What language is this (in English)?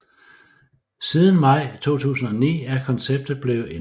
Danish